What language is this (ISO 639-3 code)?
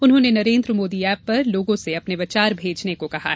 hin